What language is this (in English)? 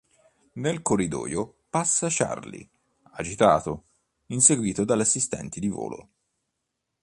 Italian